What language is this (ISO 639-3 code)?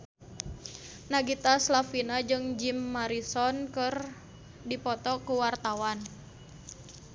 sun